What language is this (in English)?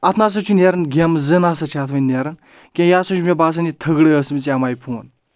Kashmiri